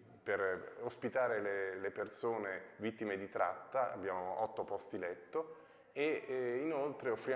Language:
Italian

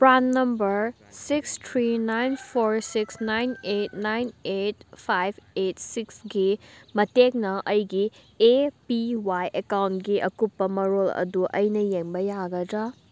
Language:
Manipuri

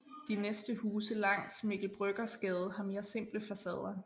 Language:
Danish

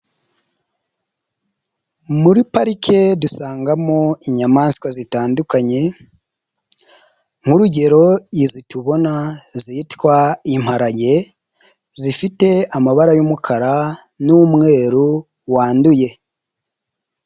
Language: Kinyarwanda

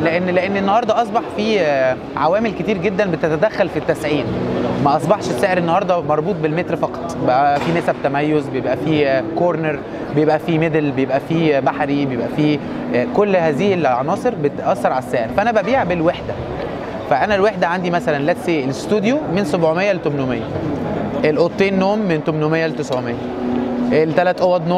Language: Arabic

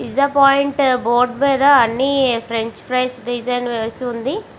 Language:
Telugu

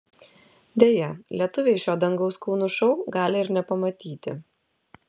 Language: Lithuanian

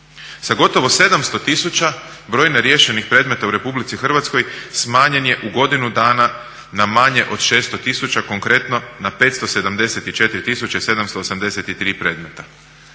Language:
Croatian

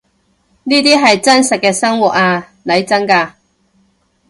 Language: Cantonese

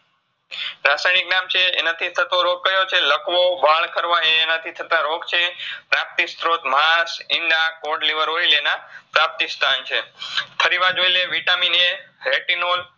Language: Gujarati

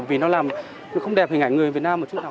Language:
Vietnamese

